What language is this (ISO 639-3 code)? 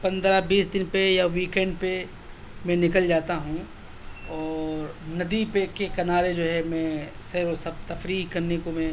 urd